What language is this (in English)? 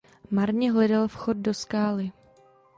Czech